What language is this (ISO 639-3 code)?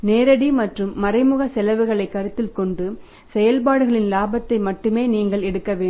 tam